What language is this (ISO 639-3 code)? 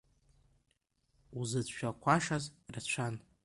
abk